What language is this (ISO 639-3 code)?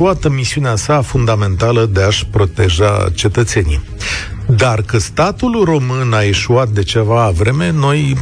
ron